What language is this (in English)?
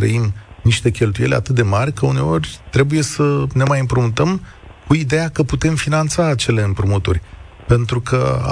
Romanian